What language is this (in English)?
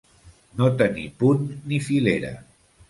Catalan